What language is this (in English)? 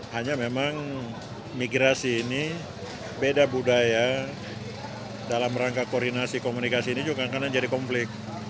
Indonesian